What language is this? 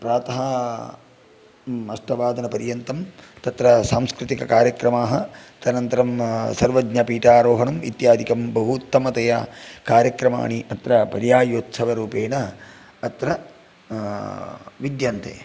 Sanskrit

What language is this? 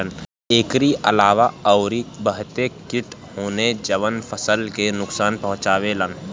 Bhojpuri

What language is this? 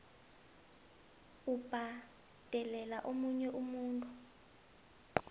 South Ndebele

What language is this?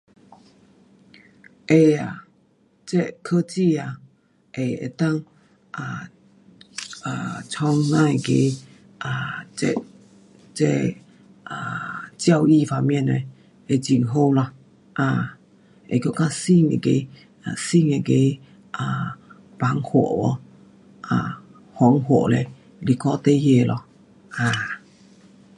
Pu-Xian Chinese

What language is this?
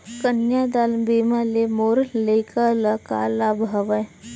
Chhattisgarhi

